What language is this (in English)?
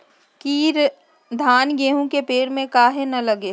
Magahi